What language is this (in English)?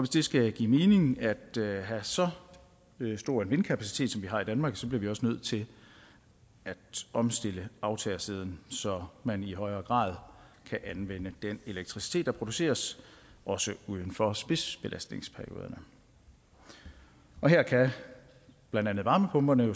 Danish